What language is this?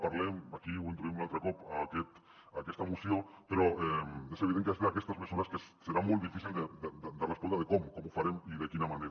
Catalan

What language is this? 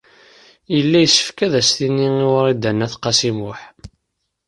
Kabyle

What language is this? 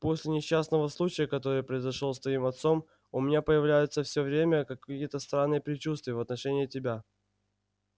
Russian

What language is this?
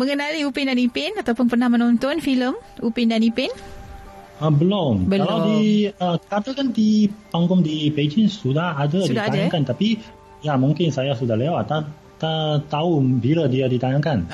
Malay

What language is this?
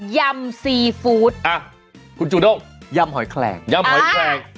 Thai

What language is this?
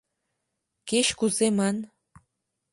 Mari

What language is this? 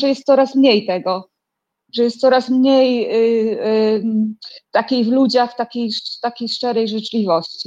Polish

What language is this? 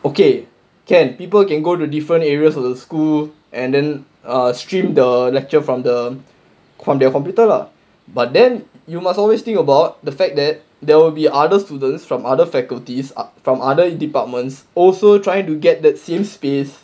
English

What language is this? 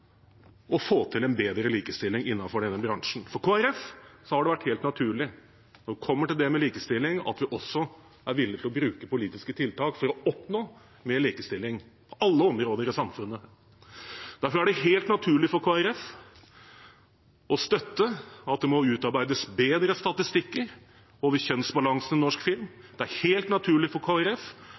Norwegian Bokmål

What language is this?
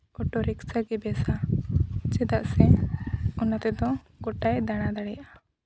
Santali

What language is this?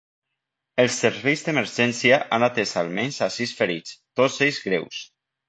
Catalan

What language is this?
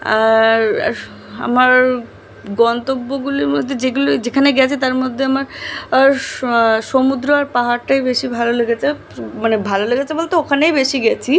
Bangla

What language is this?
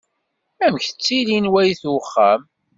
Kabyle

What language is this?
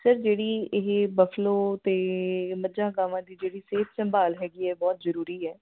Punjabi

